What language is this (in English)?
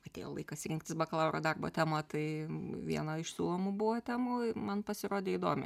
Lithuanian